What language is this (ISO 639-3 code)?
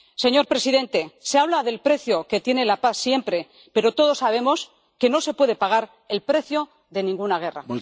spa